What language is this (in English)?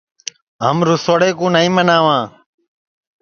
Sansi